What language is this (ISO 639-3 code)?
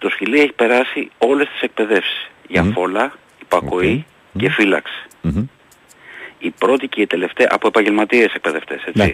ell